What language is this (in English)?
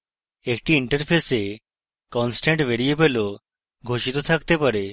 Bangla